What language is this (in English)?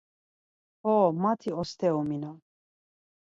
Laz